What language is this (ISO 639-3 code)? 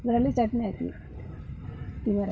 kan